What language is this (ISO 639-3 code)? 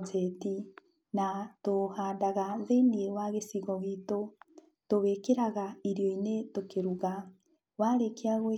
kik